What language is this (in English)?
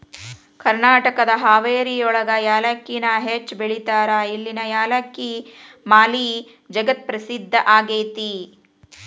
Kannada